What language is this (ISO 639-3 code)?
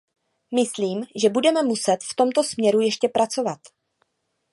ces